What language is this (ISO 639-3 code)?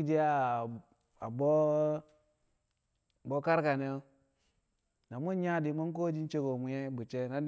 kcq